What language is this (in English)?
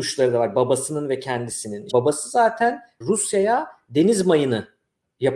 Turkish